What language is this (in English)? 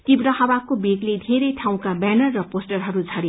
Nepali